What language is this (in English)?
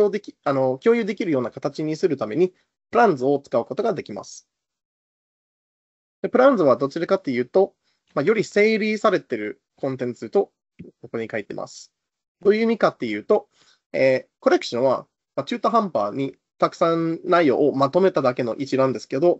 Japanese